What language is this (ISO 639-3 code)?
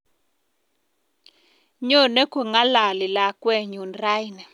kln